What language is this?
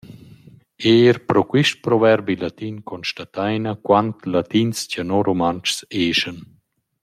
Romansh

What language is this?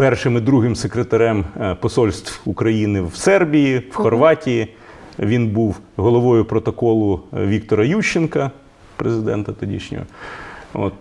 Ukrainian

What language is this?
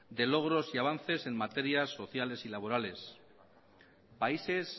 Spanish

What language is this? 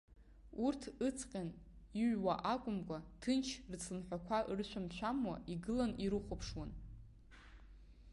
Abkhazian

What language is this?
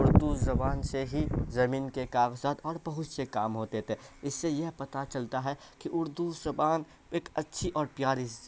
Urdu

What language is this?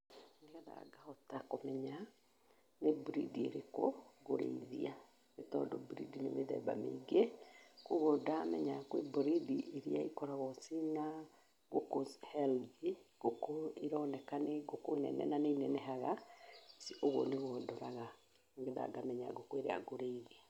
Kikuyu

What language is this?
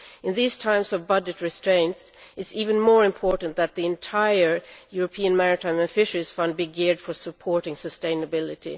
English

